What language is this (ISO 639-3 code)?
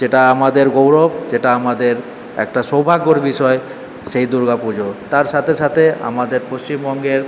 ben